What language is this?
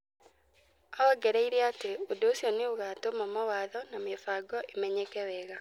Kikuyu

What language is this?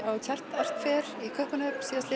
Icelandic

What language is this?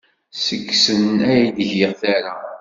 Kabyle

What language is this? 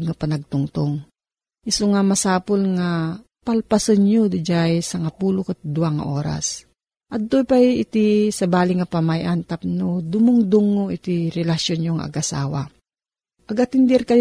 Filipino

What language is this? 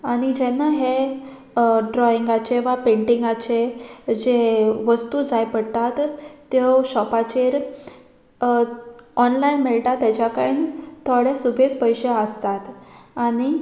Konkani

